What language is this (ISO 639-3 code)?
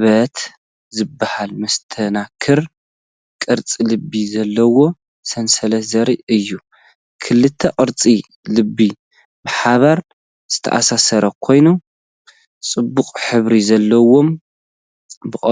tir